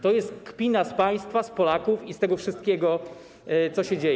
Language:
Polish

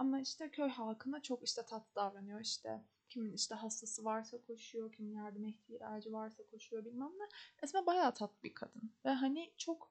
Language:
Turkish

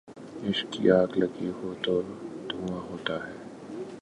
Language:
Urdu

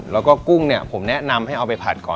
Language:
Thai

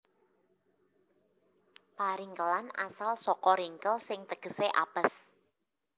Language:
Javanese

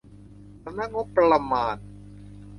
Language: Thai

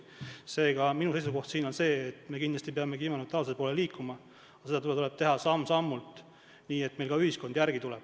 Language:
Estonian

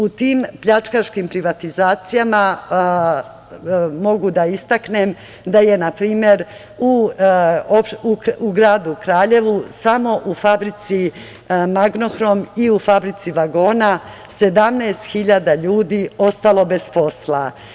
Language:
Serbian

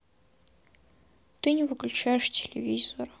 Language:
Russian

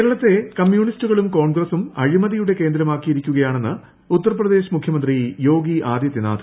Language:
Malayalam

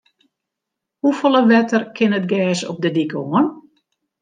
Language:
Western Frisian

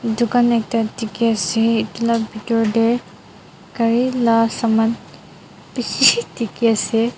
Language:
Naga Pidgin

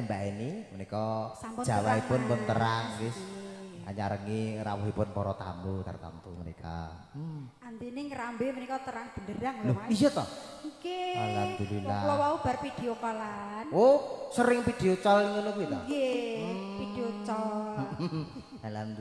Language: Indonesian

